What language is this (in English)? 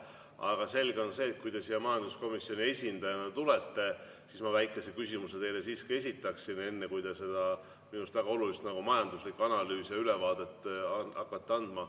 Estonian